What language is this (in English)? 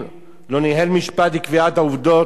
Hebrew